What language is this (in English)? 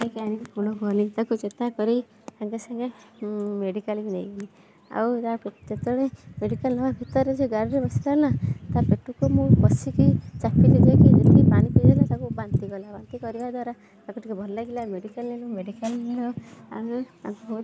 Odia